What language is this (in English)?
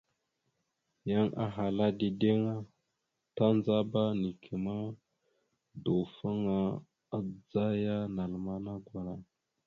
Mada (Cameroon)